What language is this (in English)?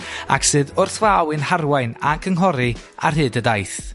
Welsh